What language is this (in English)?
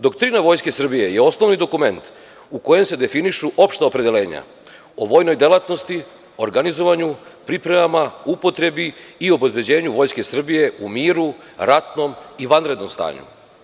Serbian